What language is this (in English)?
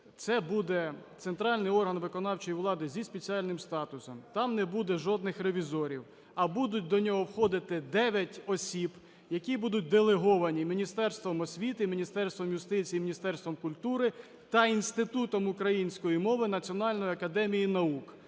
Ukrainian